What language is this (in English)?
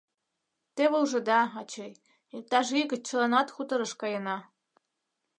Mari